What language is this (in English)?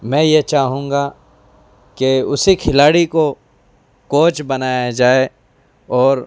Urdu